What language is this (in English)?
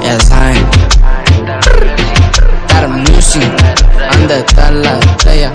Spanish